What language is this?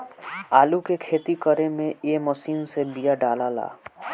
Bhojpuri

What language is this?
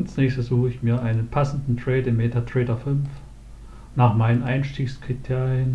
German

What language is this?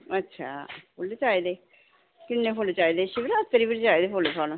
Dogri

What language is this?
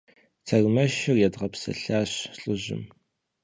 Kabardian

